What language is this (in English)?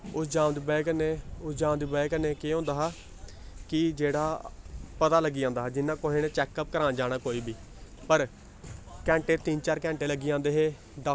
Dogri